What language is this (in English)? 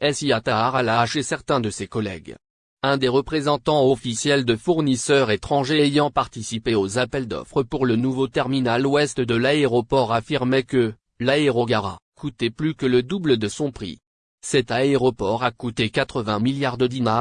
French